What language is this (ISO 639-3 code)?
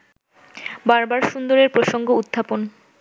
ben